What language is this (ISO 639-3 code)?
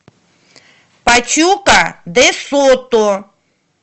rus